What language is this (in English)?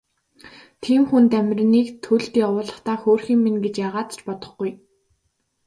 Mongolian